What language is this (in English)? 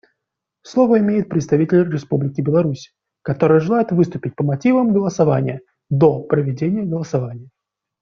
Russian